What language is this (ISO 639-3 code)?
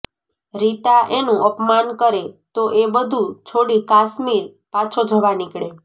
guj